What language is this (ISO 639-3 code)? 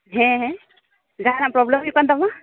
sat